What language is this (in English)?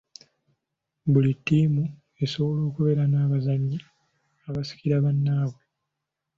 Ganda